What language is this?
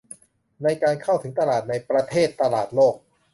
Thai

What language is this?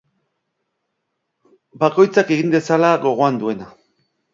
Basque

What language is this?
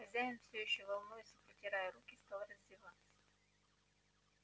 Russian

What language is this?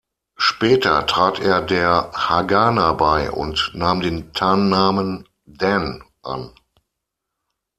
German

